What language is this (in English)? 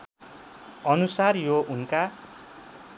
Nepali